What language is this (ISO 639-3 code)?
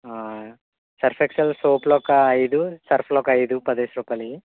tel